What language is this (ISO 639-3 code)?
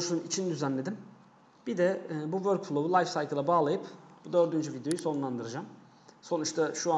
tur